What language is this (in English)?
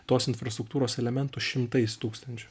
Lithuanian